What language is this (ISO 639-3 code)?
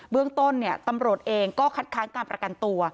tha